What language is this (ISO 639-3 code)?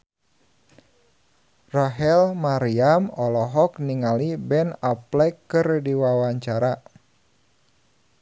sun